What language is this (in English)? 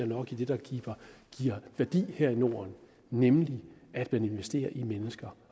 Danish